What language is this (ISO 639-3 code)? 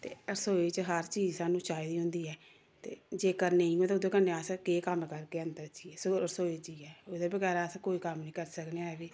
doi